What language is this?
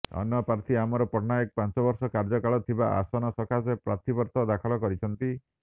Odia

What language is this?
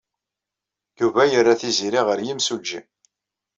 Kabyle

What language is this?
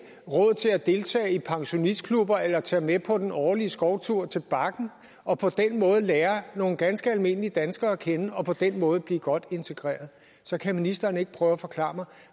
Danish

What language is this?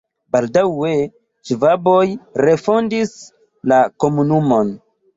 Esperanto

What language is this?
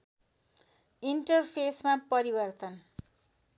Nepali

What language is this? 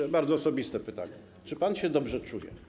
Polish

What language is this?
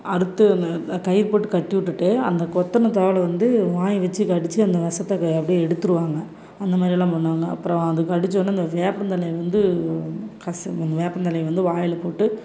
Tamil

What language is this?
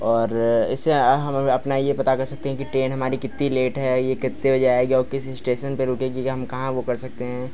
Hindi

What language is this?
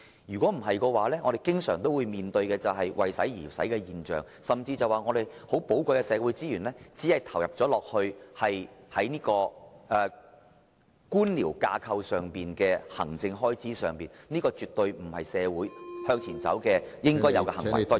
Cantonese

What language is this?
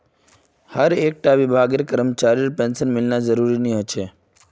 Magahi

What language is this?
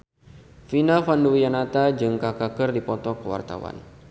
Sundanese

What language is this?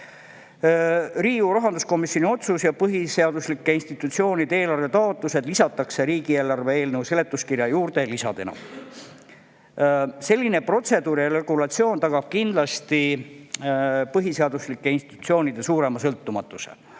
Estonian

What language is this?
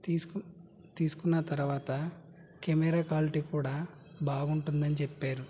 Telugu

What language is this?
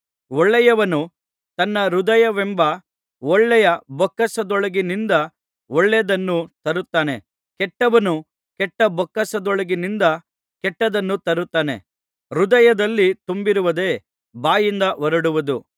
Kannada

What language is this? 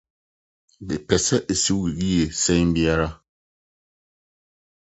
Akan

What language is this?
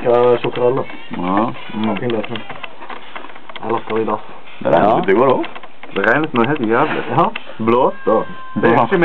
Norwegian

